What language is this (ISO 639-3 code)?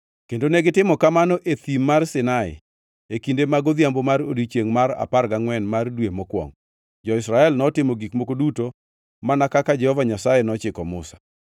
luo